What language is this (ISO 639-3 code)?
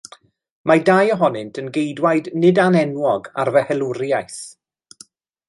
cym